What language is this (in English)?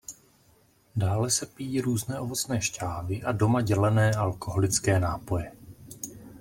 Czech